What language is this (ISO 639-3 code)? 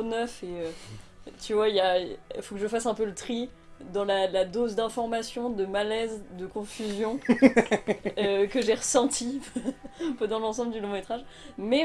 fra